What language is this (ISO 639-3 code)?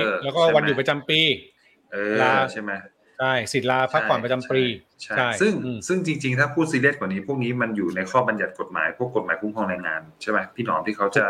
tha